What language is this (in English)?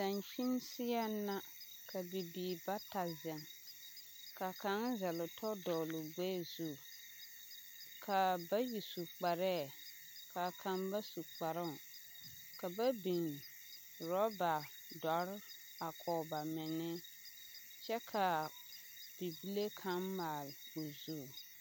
Southern Dagaare